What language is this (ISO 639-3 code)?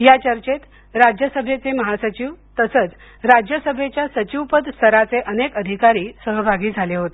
mar